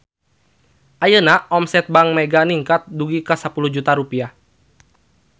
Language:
Sundanese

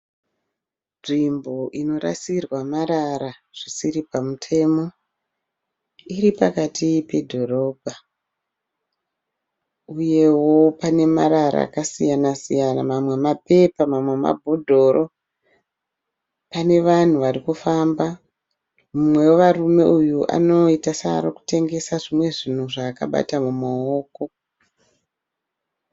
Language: Shona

